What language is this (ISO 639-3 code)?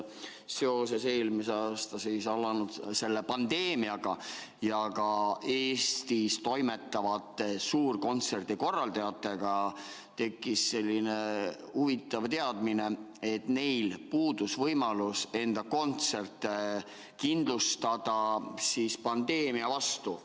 est